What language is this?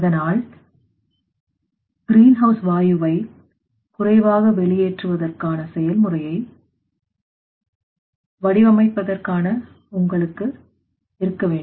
Tamil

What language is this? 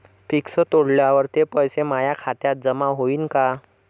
Marathi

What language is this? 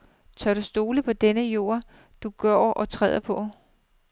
Danish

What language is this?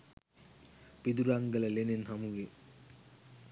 Sinhala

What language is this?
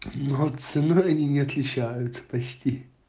Russian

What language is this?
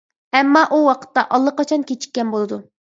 Uyghur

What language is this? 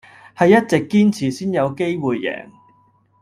Cantonese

